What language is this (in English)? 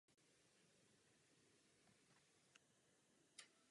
Czech